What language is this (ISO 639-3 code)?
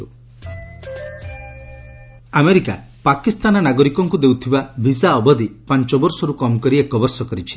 ori